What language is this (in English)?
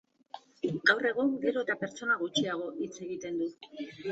Basque